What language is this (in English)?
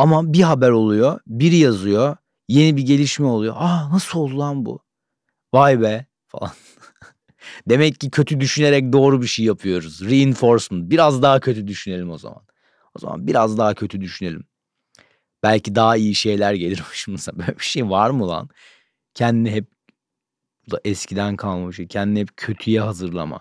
Turkish